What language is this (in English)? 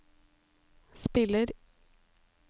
Norwegian